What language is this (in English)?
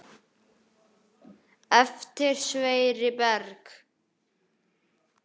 Icelandic